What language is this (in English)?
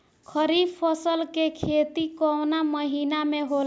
Bhojpuri